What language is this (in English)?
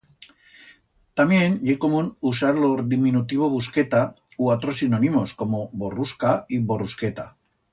Aragonese